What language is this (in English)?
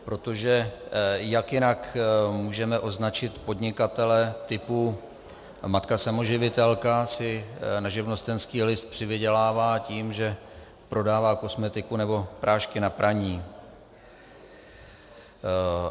Czech